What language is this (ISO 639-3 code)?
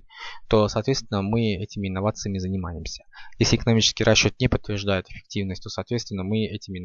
rus